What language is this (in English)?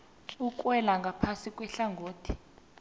South Ndebele